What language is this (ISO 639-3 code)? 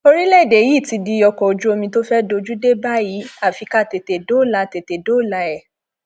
yor